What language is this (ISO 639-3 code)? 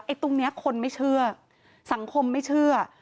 tha